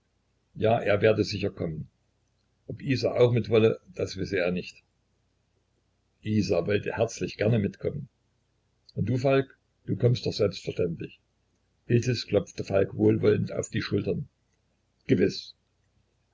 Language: German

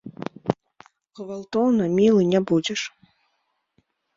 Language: Belarusian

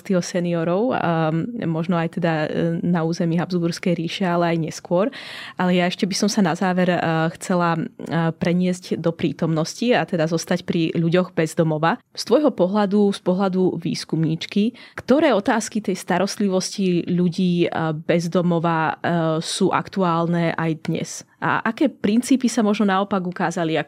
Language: Slovak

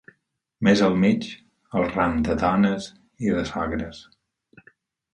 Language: Catalan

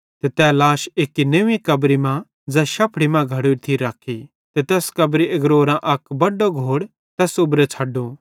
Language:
Bhadrawahi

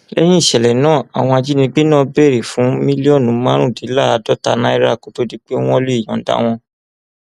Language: Yoruba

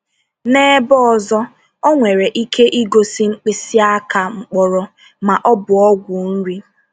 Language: Igbo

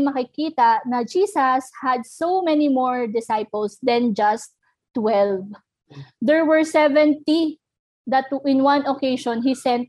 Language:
Filipino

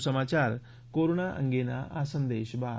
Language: Gujarati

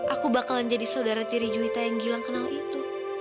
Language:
Indonesian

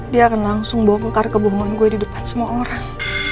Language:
Indonesian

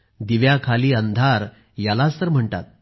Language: Marathi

